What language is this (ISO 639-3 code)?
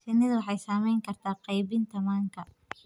som